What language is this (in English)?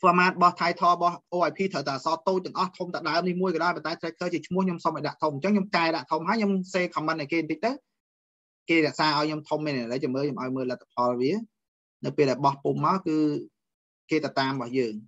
Vietnamese